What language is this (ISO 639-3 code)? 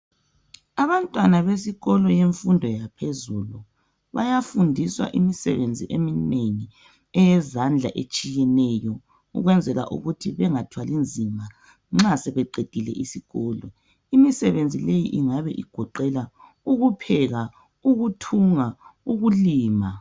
nde